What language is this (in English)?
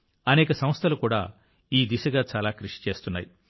Telugu